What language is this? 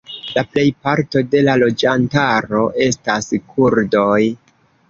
Esperanto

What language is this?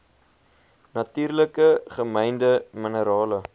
Afrikaans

